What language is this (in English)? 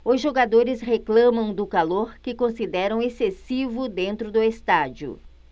Portuguese